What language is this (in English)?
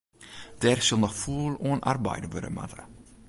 Western Frisian